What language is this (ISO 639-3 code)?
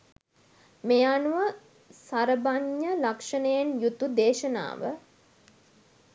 sin